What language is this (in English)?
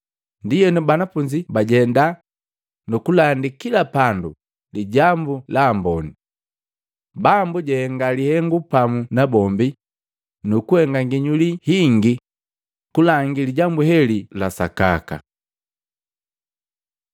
Matengo